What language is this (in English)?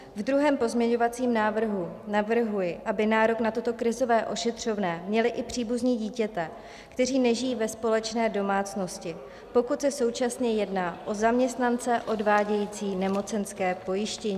Czech